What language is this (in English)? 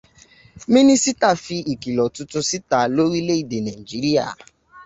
Yoruba